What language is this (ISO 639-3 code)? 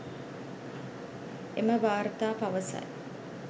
sin